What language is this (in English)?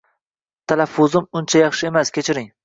Uzbek